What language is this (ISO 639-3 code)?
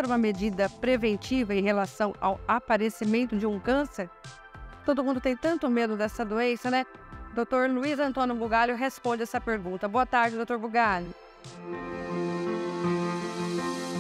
por